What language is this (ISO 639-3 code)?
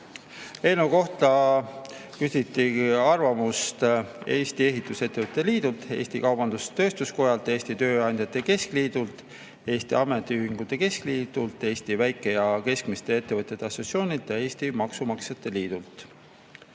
est